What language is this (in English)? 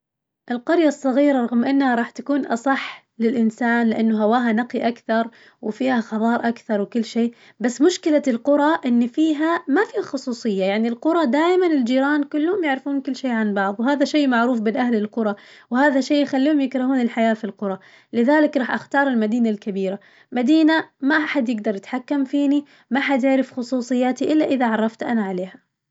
Najdi Arabic